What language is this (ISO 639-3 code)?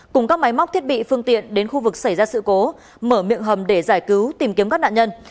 vie